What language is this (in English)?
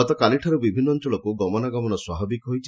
Odia